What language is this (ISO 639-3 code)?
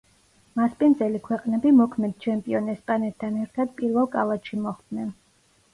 kat